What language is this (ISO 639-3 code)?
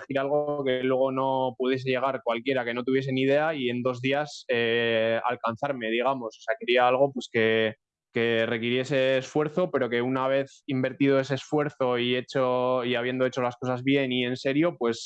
spa